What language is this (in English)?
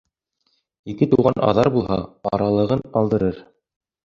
Bashkir